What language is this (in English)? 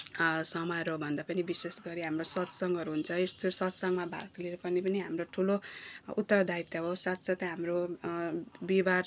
Nepali